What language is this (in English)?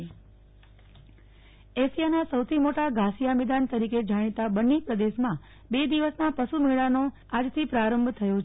Gujarati